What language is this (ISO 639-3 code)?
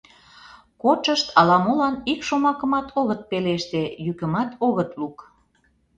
chm